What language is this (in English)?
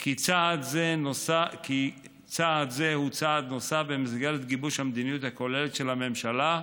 Hebrew